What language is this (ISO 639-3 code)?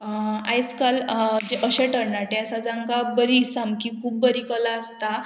kok